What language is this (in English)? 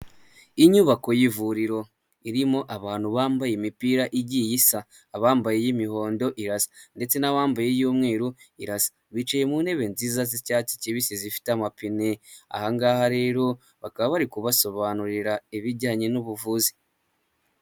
Kinyarwanda